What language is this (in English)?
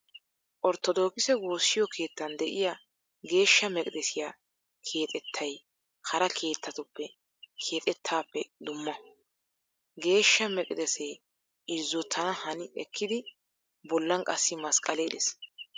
Wolaytta